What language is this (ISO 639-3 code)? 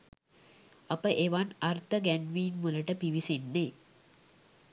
sin